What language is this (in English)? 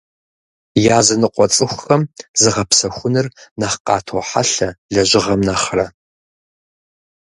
Kabardian